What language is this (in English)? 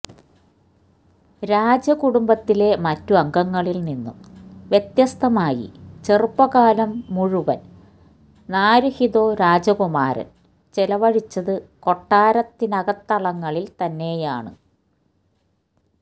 Malayalam